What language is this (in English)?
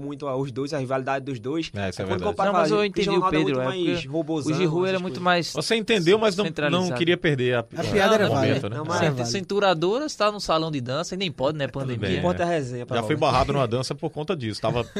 Portuguese